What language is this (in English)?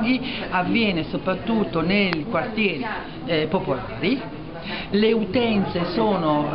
Italian